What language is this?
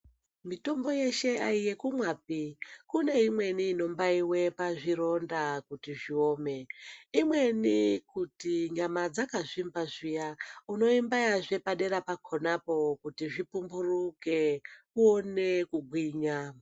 Ndau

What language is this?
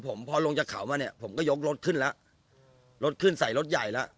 Thai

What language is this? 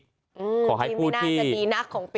Thai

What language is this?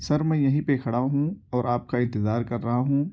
Urdu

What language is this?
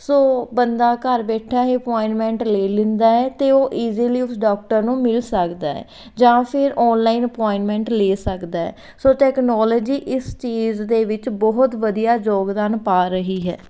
Punjabi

